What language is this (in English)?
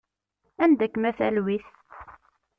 Kabyle